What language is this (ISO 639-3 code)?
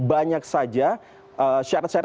ind